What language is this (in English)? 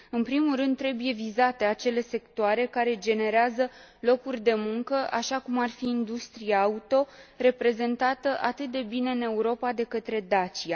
Romanian